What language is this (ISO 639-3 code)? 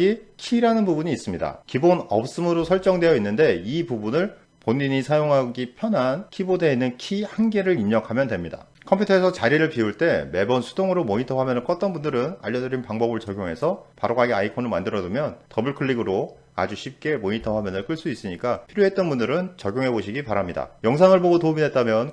kor